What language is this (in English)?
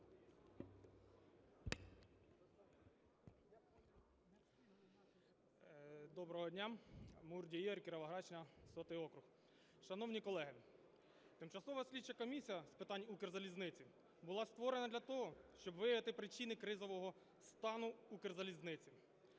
Ukrainian